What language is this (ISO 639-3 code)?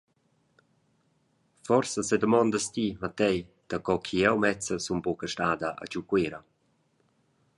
roh